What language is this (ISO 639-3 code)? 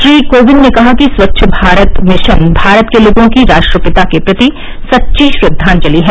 hin